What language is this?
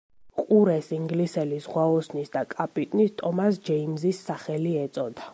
Georgian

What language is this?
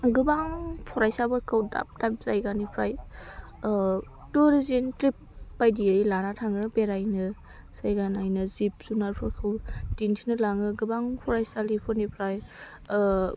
Bodo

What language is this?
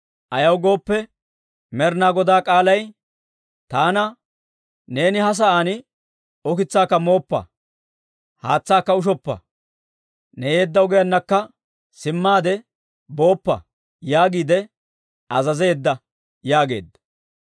Dawro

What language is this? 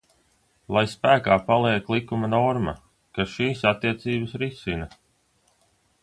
Latvian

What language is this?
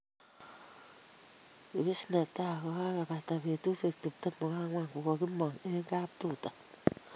Kalenjin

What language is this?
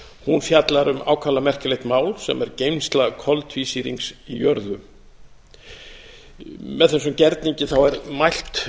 Icelandic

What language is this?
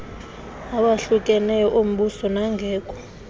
Xhosa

